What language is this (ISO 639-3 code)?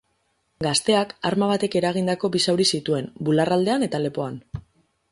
eus